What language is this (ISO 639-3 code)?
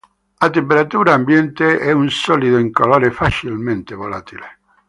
ita